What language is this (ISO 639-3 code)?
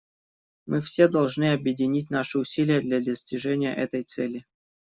rus